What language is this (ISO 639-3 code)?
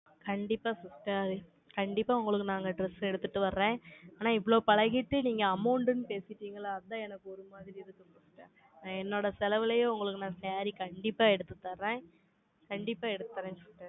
tam